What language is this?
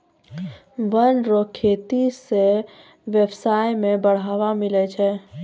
Maithili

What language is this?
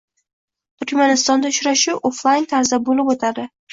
Uzbek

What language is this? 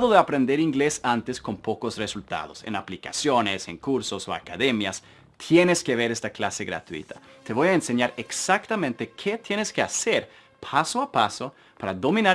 Spanish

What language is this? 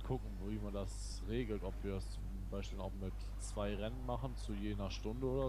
German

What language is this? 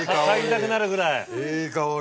Japanese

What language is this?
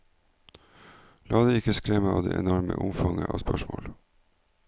Norwegian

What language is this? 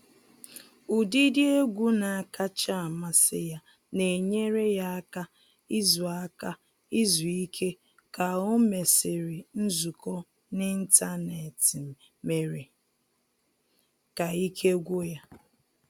Igbo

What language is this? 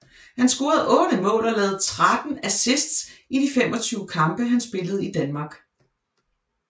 Danish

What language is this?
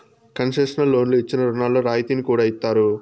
Telugu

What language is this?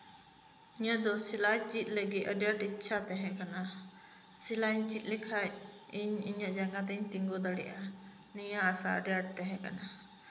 Santali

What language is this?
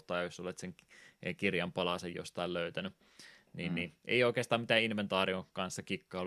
Finnish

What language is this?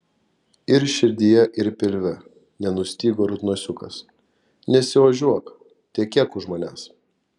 Lithuanian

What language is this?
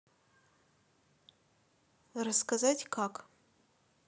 Russian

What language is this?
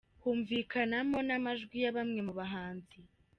Kinyarwanda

